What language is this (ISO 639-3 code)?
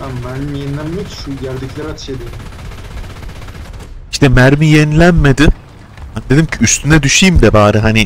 tur